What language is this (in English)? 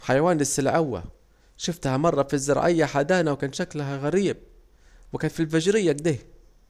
Saidi Arabic